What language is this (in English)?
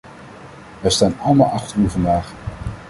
Dutch